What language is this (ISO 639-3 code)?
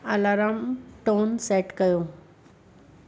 snd